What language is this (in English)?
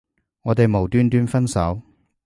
Cantonese